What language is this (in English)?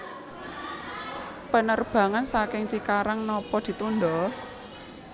Javanese